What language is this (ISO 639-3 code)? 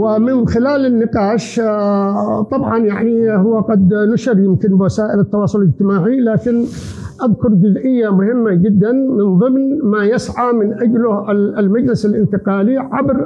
ara